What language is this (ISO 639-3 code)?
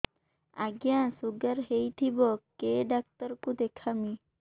ori